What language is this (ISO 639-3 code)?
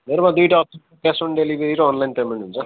nep